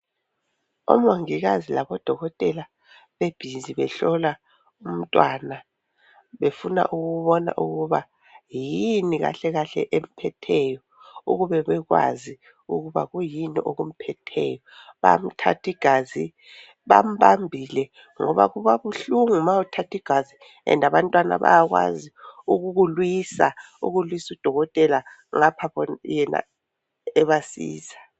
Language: North Ndebele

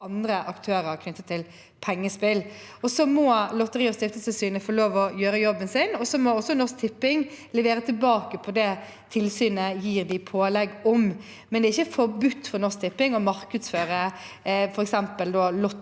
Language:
Norwegian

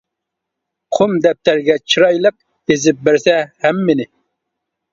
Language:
Uyghur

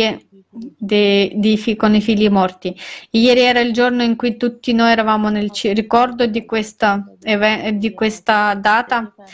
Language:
Italian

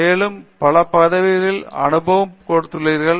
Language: Tamil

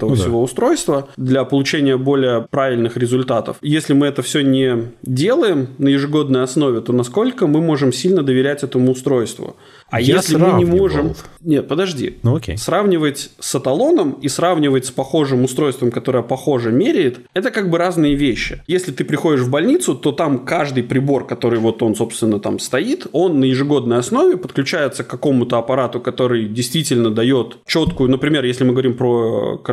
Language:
Russian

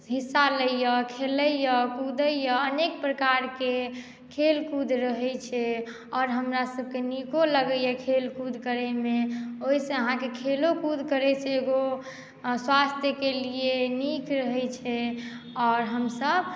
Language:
Maithili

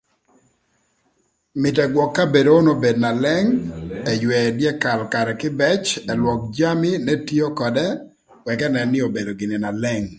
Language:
Thur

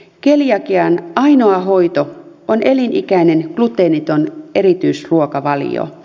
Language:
Finnish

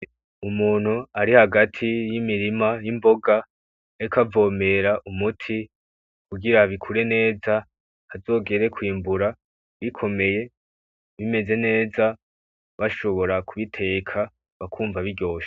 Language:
Rundi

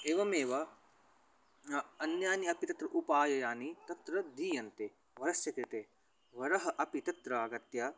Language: Sanskrit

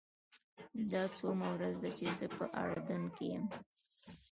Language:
Pashto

